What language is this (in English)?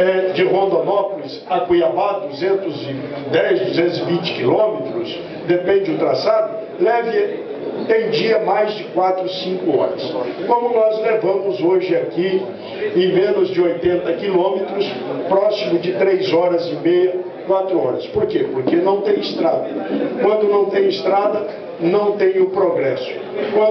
Portuguese